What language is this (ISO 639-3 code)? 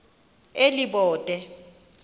xho